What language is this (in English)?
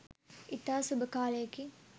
Sinhala